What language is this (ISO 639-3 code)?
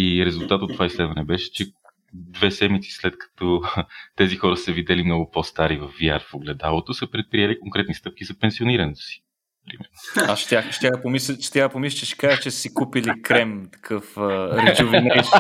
bul